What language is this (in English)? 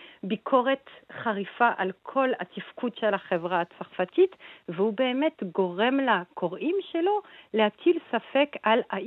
Hebrew